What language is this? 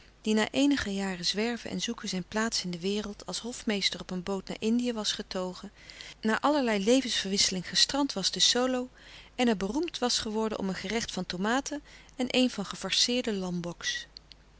Dutch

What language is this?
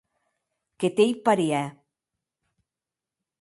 Occitan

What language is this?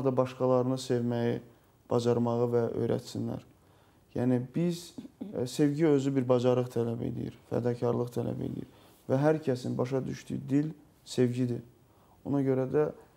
Turkish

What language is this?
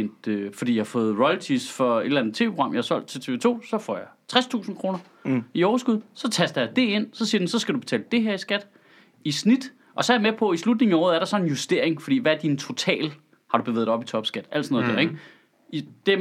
Danish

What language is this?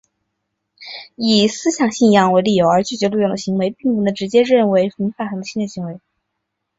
Chinese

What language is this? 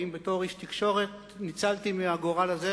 Hebrew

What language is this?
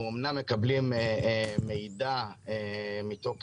Hebrew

